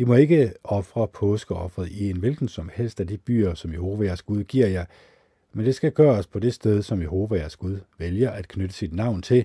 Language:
Danish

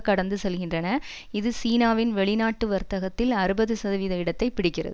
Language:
Tamil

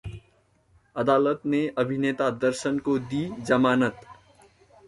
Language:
Hindi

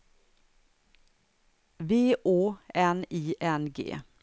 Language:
Swedish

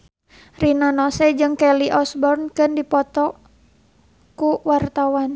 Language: Sundanese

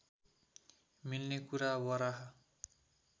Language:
Nepali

